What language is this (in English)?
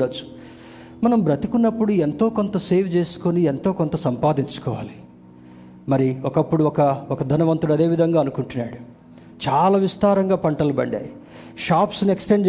Telugu